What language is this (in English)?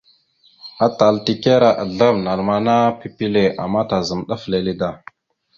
Mada (Cameroon)